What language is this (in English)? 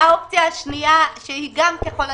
Hebrew